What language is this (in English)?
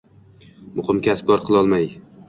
Uzbek